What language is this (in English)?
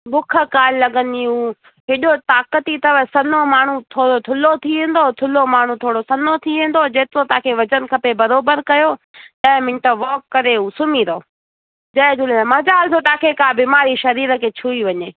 Sindhi